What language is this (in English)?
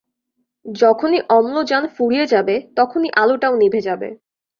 Bangla